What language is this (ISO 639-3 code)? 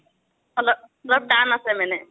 asm